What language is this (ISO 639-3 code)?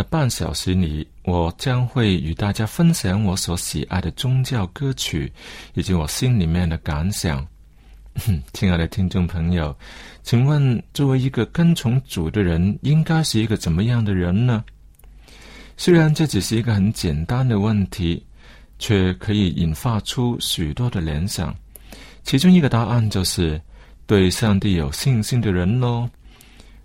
zho